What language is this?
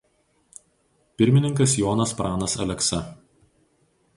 Lithuanian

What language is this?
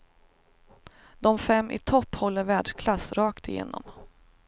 Swedish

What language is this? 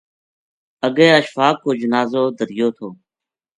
Gujari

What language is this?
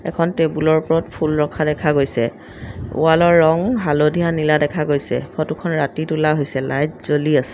Assamese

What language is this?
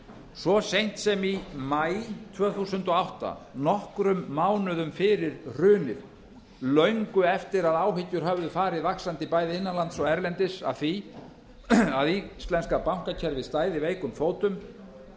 Icelandic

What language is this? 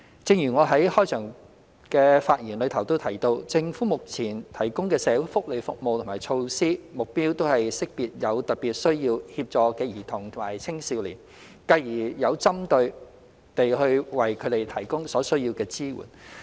Cantonese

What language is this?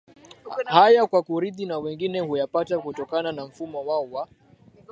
Swahili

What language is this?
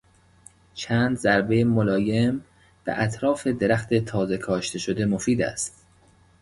Persian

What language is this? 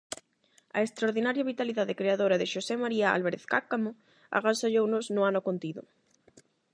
Galician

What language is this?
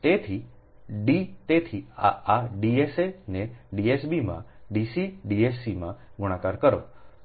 Gujarati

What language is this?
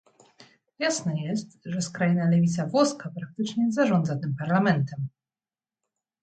Polish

